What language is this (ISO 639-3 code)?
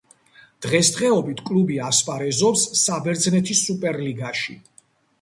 kat